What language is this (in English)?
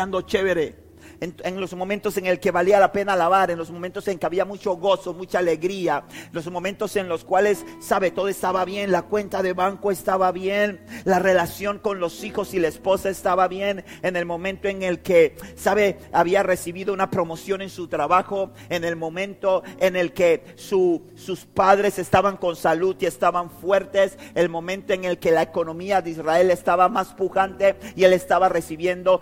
Spanish